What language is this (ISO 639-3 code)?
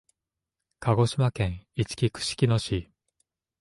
jpn